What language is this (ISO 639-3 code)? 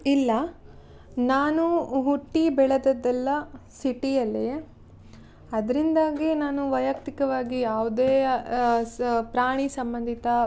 kan